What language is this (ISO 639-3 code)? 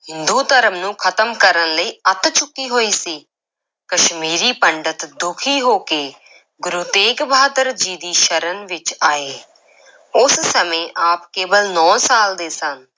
pan